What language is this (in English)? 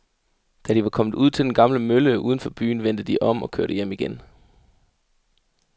Danish